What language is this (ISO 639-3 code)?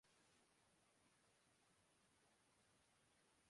urd